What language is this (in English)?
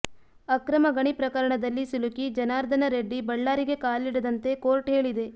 Kannada